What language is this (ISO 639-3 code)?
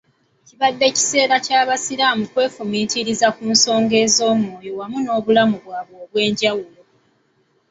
lug